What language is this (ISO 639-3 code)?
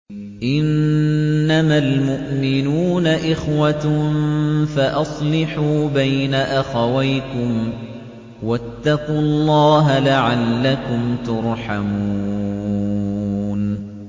ara